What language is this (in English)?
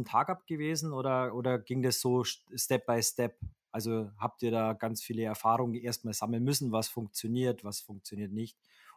German